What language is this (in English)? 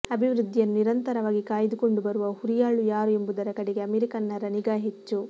Kannada